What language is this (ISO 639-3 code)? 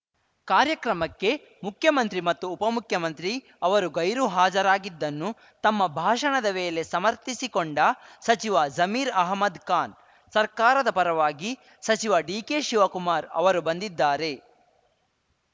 kan